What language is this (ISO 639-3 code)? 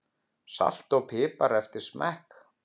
isl